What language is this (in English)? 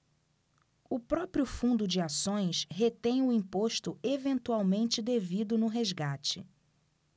Portuguese